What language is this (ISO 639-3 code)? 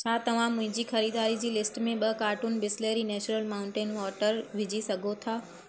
snd